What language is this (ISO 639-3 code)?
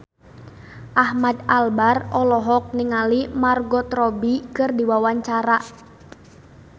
sun